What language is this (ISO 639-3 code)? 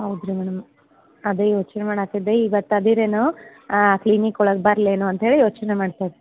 kan